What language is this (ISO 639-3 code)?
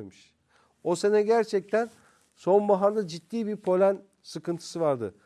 tur